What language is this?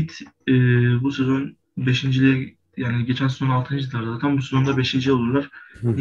Turkish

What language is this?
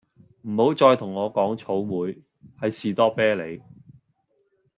Cantonese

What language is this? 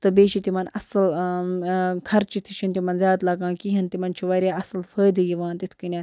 Kashmiri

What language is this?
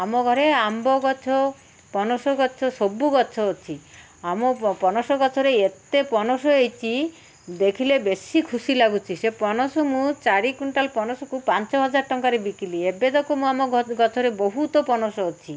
Odia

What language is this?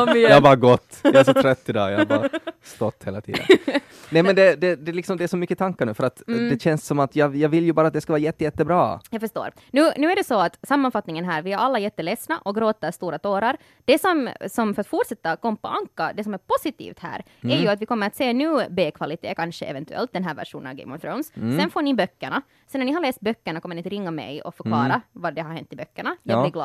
Swedish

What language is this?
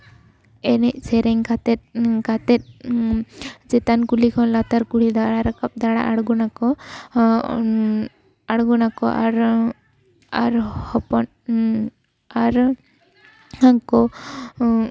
Santali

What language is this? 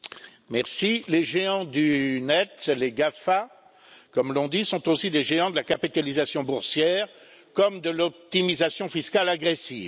French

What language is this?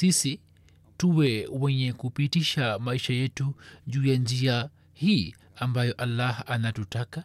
Swahili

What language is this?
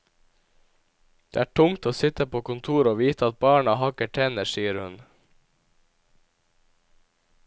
Norwegian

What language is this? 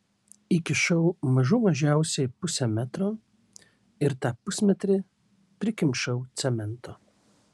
Lithuanian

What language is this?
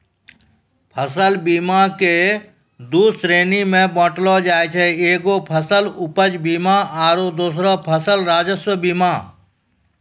Maithili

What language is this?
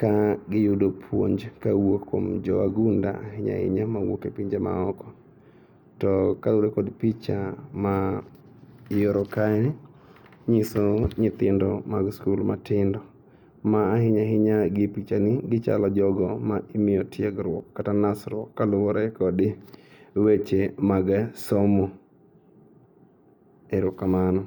Luo (Kenya and Tanzania)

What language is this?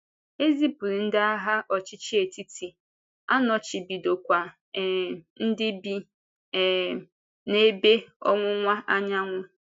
Igbo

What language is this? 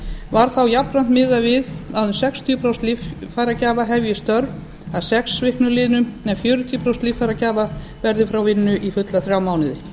Icelandic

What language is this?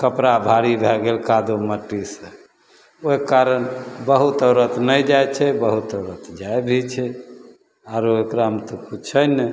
Maithili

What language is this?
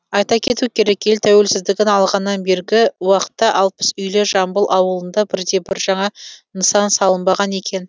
Kazakh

